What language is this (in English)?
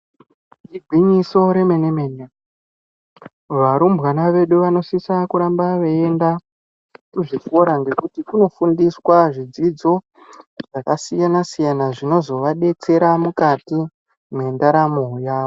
Ndau